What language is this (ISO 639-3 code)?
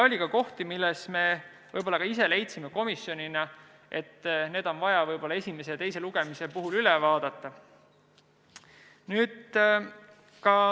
est